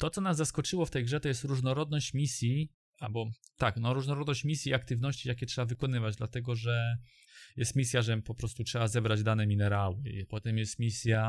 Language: Polish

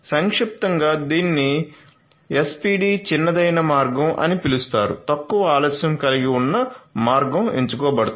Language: Telugu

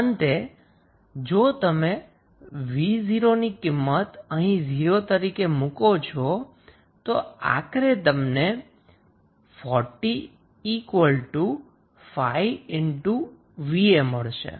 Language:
Gujarati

